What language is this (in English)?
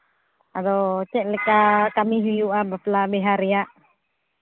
Santali